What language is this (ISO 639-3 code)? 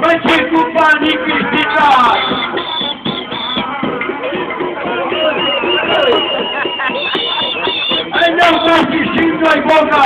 ron